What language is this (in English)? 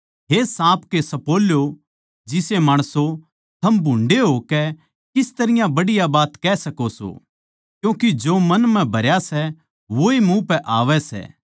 Haryanvi